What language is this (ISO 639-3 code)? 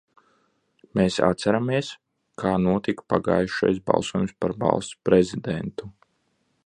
lav